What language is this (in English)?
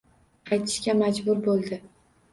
Uzbek